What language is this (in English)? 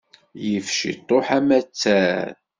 Kabyle